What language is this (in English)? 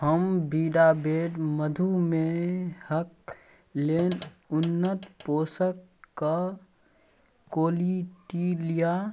Maithili